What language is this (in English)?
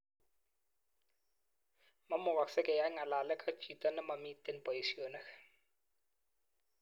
Kalenjin